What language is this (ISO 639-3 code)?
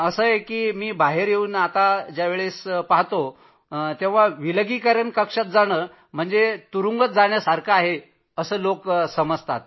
mar